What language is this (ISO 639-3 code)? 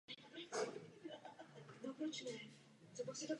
ces